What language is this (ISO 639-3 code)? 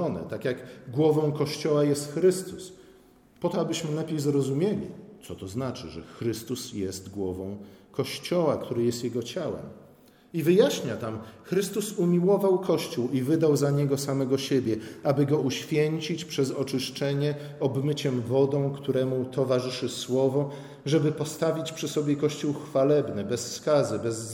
pol